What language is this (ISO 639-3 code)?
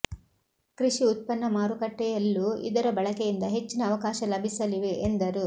kan